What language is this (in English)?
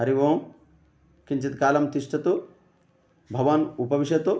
Sanskrit